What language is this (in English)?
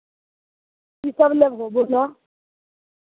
Maithili